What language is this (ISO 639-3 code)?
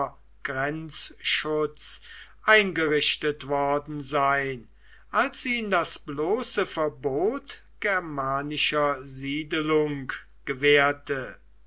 deu